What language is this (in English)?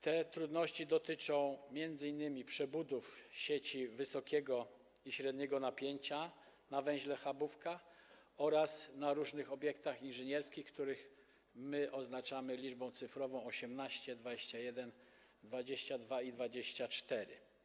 Polish